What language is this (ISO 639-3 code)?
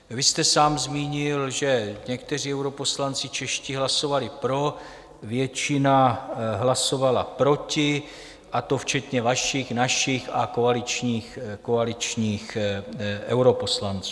ces